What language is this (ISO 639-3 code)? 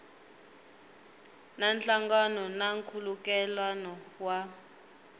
tso